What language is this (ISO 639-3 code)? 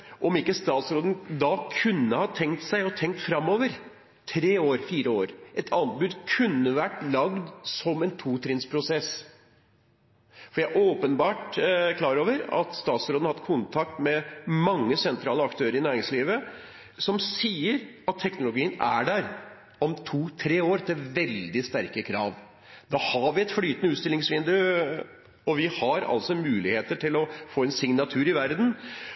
nob